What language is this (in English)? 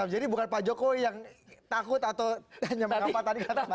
Indonesian